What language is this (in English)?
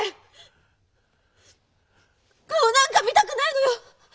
Japanese